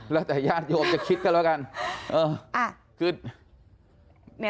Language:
Thai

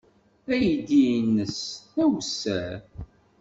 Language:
Kabyle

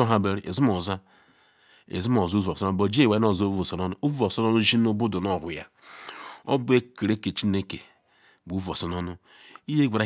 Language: Ikwere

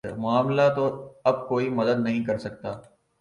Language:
Urdu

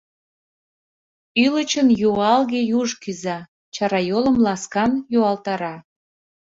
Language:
Mari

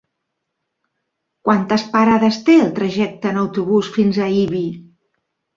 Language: Catalan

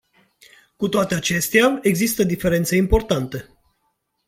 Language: Romanian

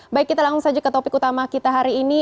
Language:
Indonesian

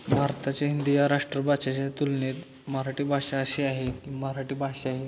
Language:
Marathi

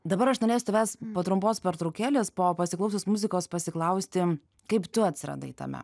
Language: Lithuanian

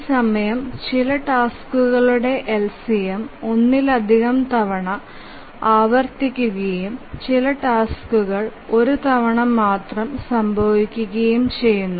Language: Malayalam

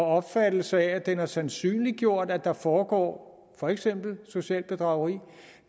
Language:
Danish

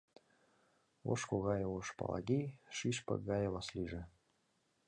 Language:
Mari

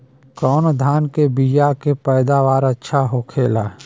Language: Bhojpuri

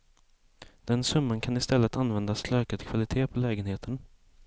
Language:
Swedish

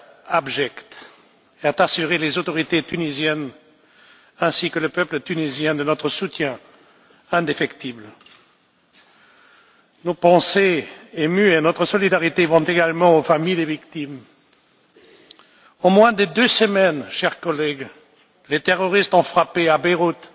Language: French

